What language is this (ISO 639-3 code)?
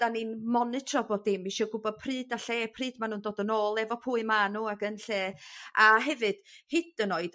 cym